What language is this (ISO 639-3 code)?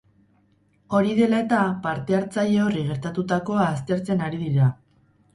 eus